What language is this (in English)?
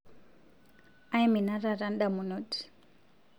Masai